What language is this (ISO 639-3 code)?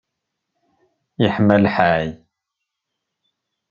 kab